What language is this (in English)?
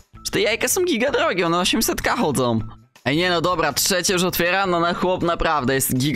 Polish